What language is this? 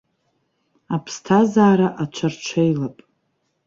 Abkhazian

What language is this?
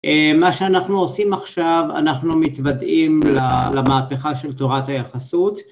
Hebrew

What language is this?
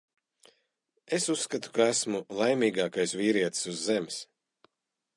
Latvian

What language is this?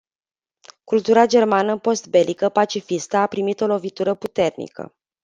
Romanian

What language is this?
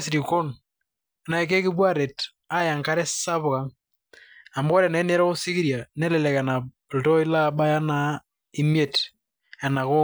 Masai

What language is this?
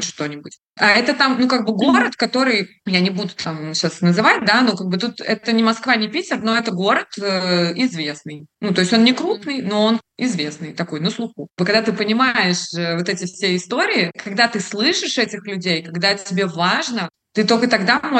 Russian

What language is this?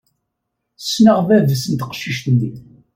Kabyle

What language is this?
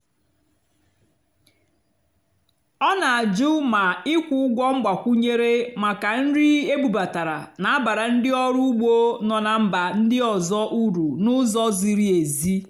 Igbo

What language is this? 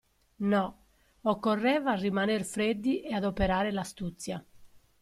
Italian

